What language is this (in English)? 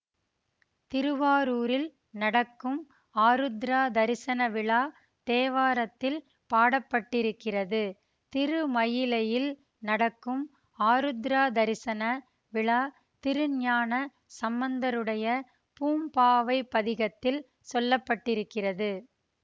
Tamil